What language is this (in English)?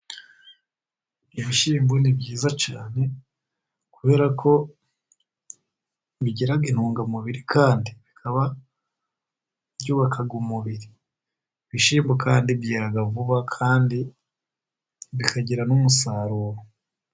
Kinyarwanda